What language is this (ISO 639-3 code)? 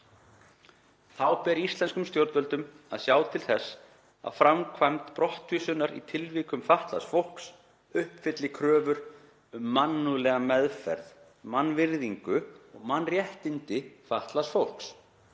isl